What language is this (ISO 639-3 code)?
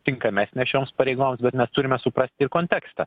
lit